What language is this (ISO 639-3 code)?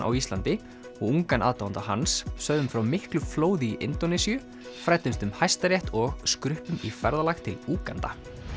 isl